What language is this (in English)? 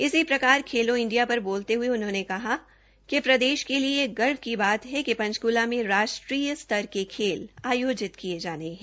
Hindi